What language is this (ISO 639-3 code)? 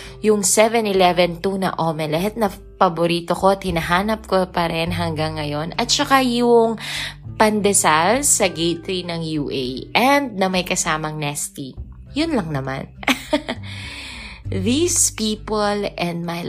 fil